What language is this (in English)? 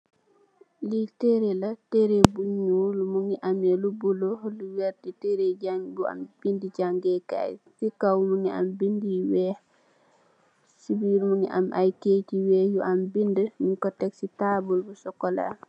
Wolof